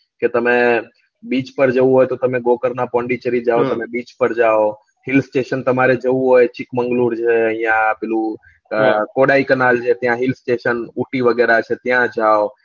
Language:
Gujarati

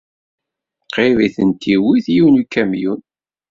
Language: Kabyle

